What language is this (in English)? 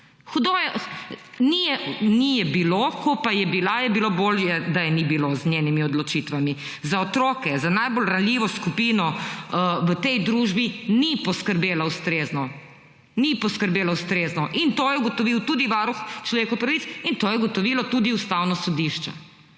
Slovenian